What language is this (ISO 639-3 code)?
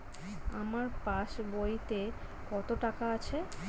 ben